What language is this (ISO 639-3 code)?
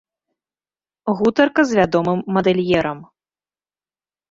bel